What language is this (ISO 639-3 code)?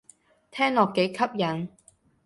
yue